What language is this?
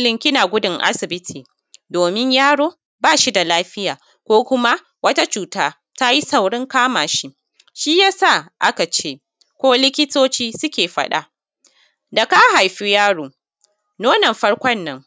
Hausa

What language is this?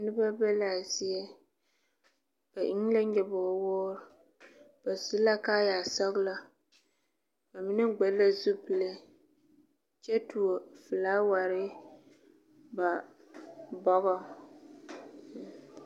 Southern Dagaare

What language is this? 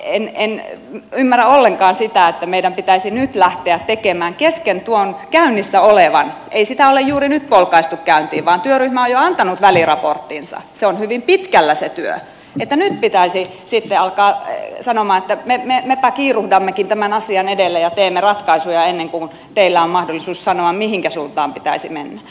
Finnish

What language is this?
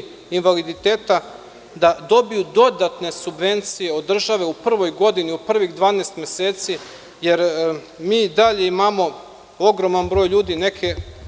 Serbian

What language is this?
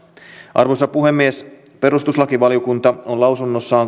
Finnish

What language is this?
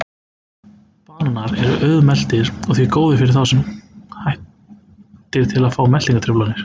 Icelandic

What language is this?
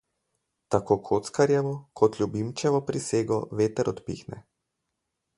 Slovenian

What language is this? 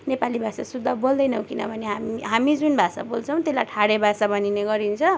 Nepali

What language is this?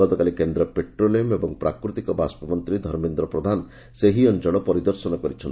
Odia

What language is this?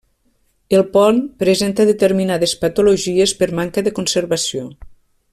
Catalan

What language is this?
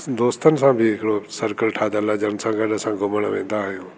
Sindhi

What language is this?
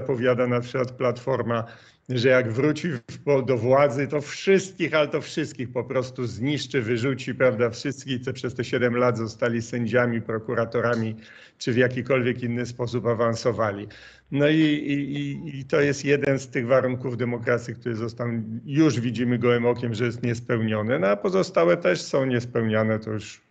Polish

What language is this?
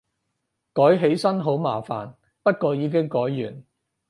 Cantonese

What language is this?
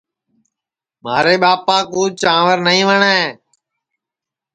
Sansi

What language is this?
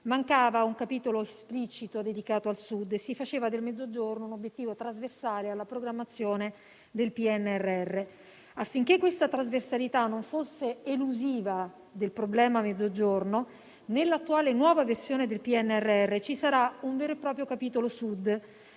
Italian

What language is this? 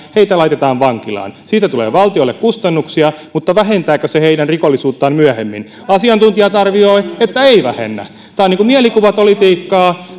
Finnish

